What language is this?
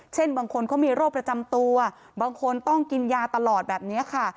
Thai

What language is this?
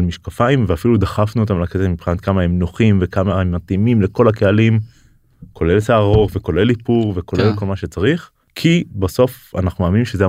Hebrew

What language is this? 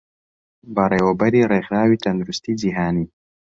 Central Kurdish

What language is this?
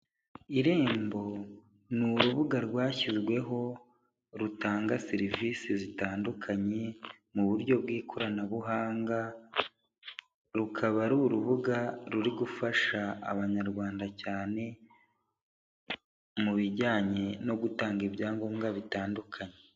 Kinyarwanda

